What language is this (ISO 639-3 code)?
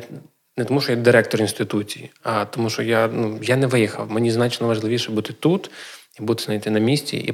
ukr